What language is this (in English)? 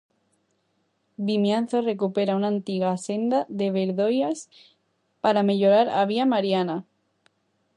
Galician